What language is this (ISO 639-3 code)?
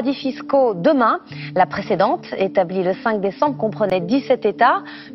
fra